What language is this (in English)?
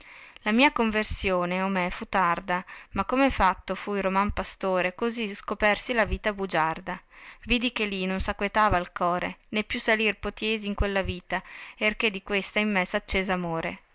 Italian